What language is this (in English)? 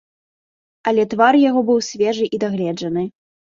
Belarusian